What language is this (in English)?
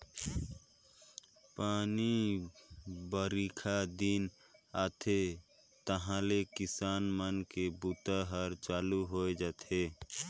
Chhattisgarhi